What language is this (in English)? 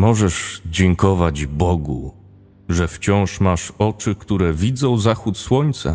Polish